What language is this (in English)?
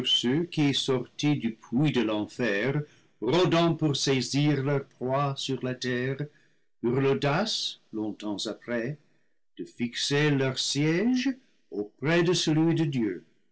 French